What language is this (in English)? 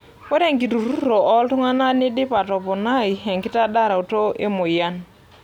Masai